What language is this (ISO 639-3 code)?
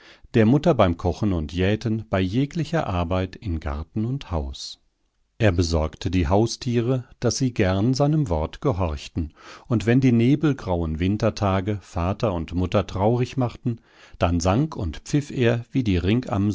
deu